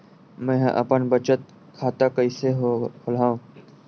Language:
Chhattisgarhi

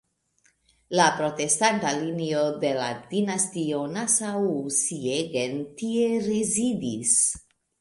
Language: Esperanto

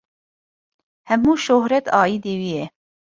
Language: Kurdish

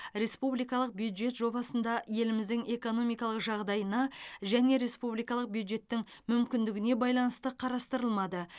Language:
Kazakh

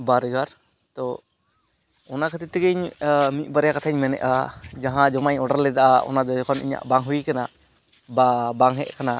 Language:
Santali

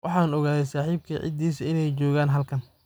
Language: Somali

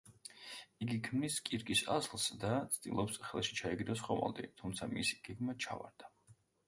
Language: Georgian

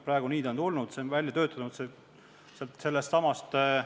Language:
Estonian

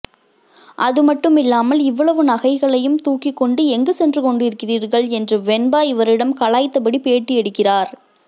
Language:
Tamil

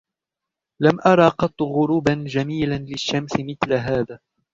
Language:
Arabic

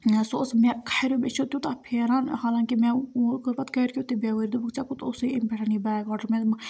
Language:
Kashmiri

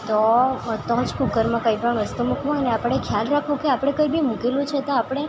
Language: Gujarati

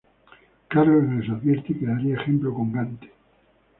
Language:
Spanish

